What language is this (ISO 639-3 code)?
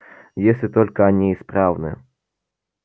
rus